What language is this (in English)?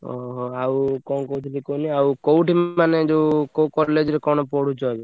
Odia